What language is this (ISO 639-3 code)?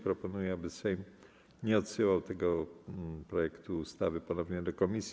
pol